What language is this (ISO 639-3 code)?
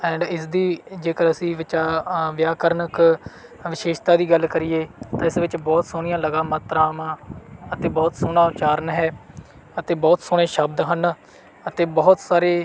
pan